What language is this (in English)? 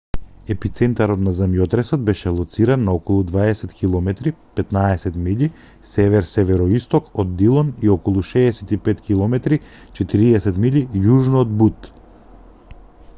Macedonian